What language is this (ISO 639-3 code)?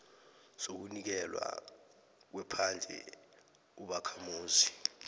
nbl